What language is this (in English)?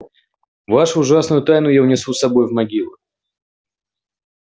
Russian